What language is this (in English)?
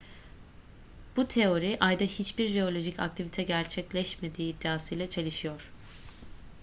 Turkish